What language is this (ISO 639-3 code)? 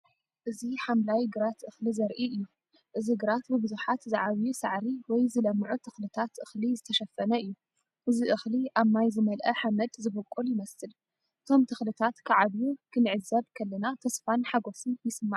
tir